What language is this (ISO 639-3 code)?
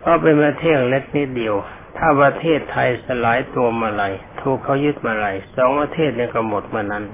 tha